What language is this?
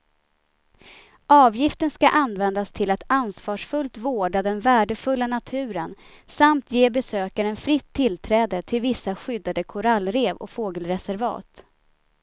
Swedish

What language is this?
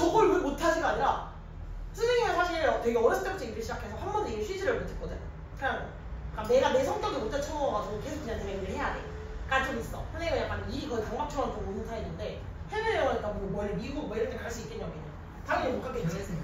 Korean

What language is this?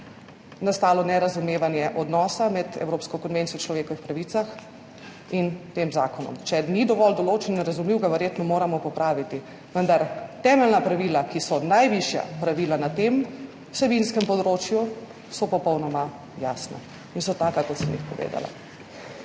Slovenian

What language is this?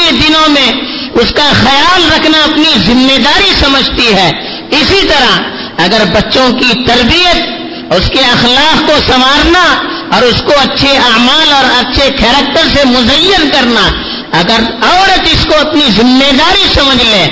Urdu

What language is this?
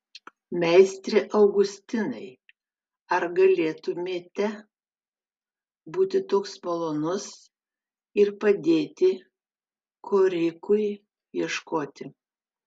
Lithuanian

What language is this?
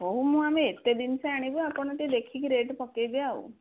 Odia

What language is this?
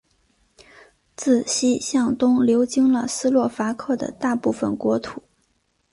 Chinese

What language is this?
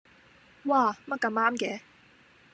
Cantonese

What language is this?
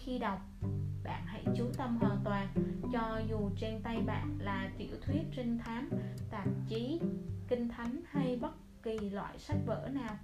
Vietnamese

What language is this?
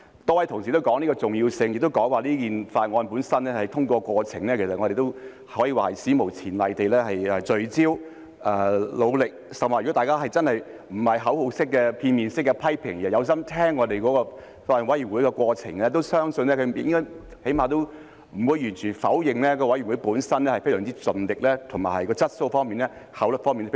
Cantonese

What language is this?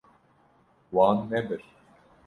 Kurdish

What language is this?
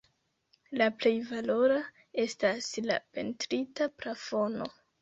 Esperanto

